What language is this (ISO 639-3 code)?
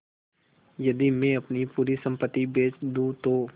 hin